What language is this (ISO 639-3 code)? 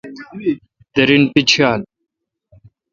xka